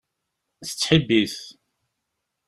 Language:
Kabyle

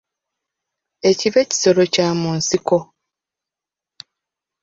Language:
Ganda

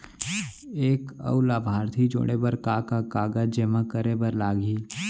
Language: Chhattisgarhi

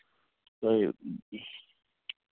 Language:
Maithili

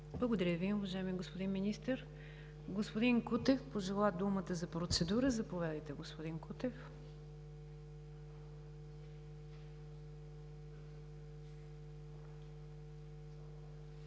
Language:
Bulgarian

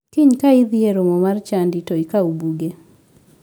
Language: Luo (Kenya and Tanzania)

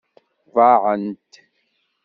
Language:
Kabyle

